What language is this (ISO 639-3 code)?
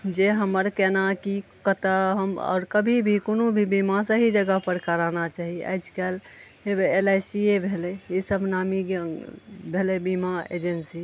mai